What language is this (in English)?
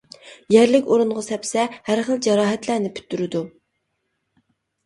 Uyghur